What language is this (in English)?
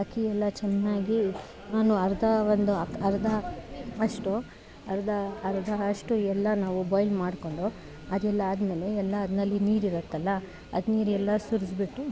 Kannada